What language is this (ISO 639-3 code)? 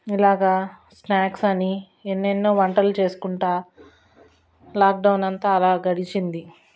tel